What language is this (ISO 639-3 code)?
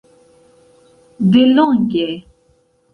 epo